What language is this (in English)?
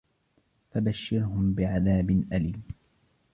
Arabic